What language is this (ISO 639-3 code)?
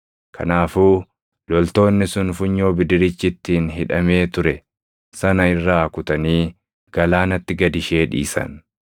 orm